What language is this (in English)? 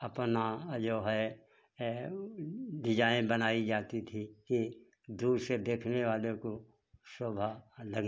Hindi